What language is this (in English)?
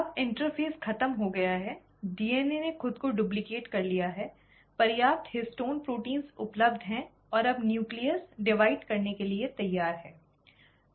Hindi